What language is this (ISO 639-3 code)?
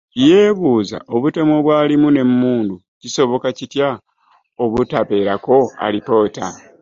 lug